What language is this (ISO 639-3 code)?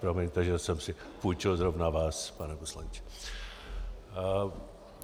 ces